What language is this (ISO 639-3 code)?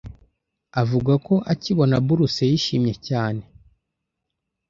kin